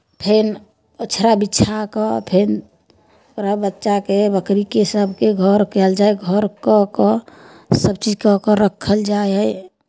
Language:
Maithili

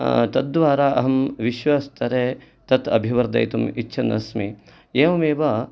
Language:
Sanskrit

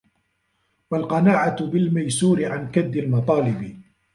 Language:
Arabic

